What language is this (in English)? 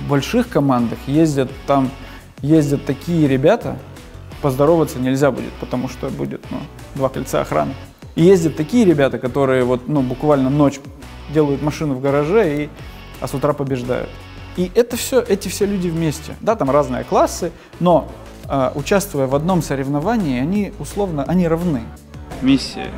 Russian